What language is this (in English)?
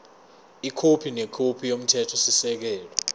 Zulu